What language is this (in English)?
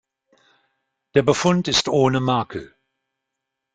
German